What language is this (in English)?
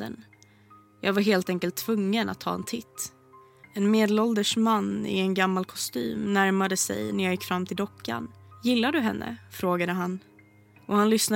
Swedish